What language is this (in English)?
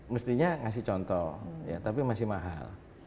Indonesian